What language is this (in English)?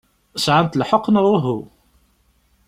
Kabyle